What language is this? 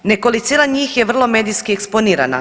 Croatian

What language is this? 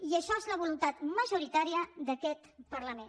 Catalan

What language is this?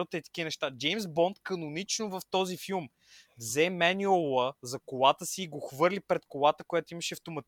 Bulgarian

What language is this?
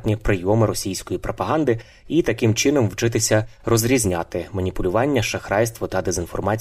Ukrainian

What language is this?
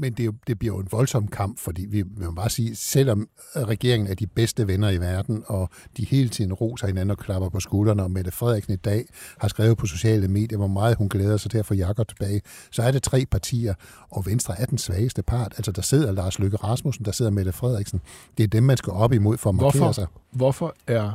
Danish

